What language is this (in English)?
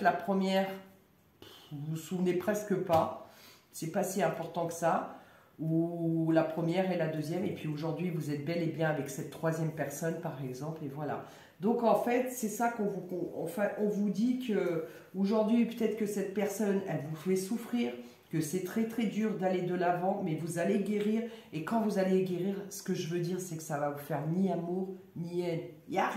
French